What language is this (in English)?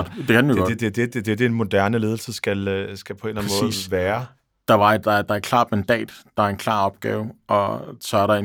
Danish